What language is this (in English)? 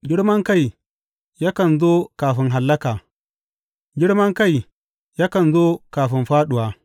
Hausa